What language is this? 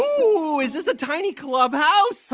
English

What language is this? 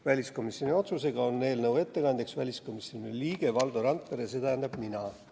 Estonian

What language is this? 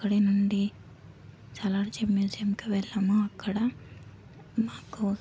Telugu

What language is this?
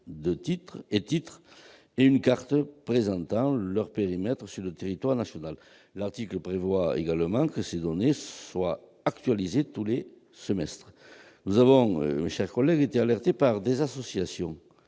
French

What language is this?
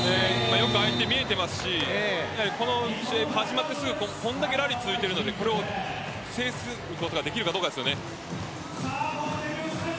Japanese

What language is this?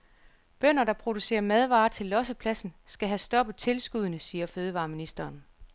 Danish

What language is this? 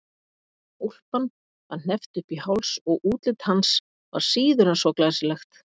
Icelandic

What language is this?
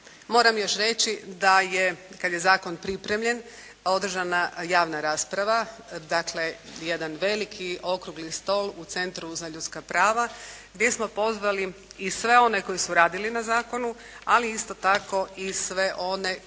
Croatian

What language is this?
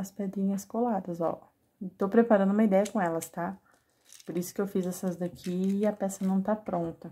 Portuguese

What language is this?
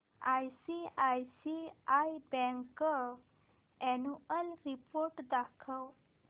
Marathi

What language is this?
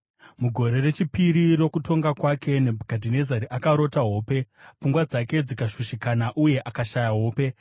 Shona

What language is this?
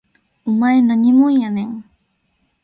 Japanese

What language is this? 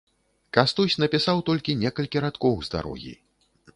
Belarusian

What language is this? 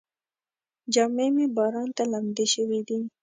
Pashto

